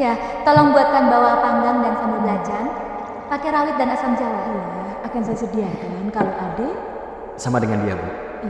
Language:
Indonesian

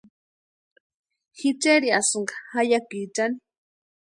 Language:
Western Highland Purepecha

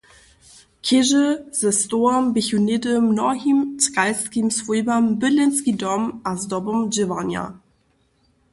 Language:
Upper Sorbian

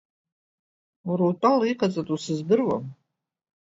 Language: Abkhazian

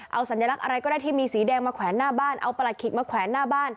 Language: Thai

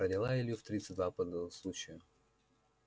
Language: Russian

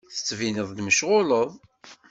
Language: Kabyle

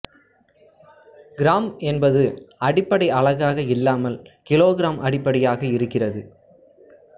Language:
Tamil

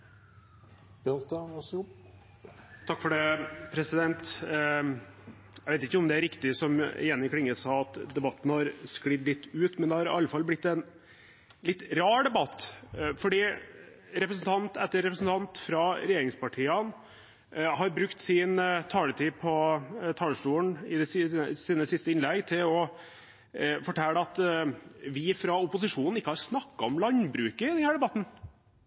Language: Norwegian Bokmål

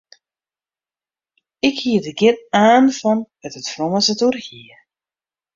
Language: Western Frisian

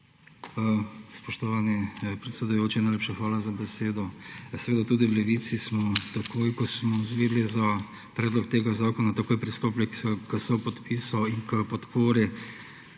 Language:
Slovenian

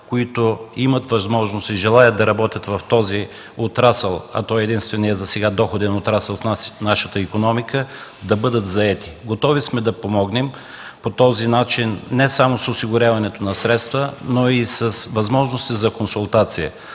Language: Bulgarian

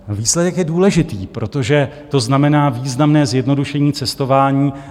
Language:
Czech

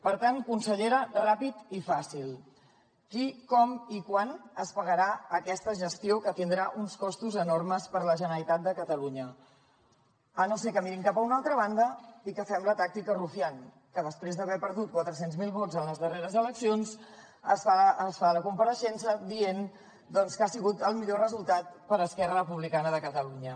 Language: Catalan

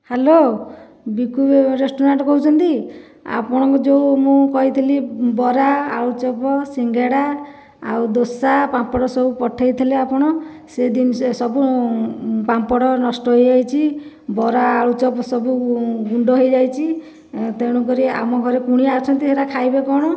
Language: Odia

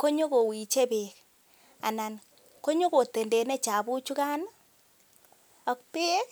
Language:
Kalenjin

